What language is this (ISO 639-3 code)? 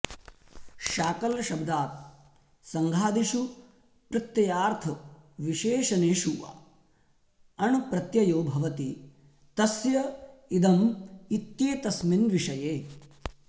san